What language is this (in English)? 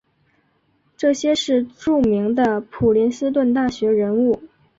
Chinese